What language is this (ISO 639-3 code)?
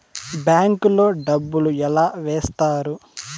tel